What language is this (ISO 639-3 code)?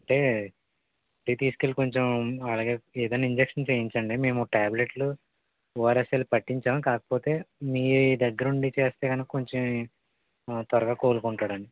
tel